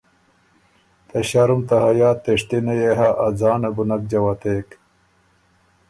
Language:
Ormuri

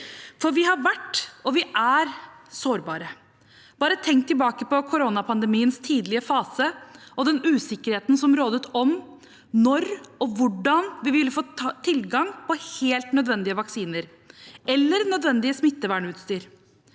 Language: Norwegian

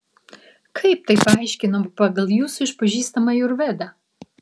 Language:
Lithuanian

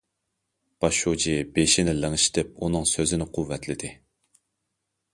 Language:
Uyghur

